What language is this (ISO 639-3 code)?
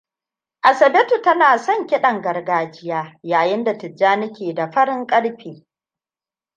hau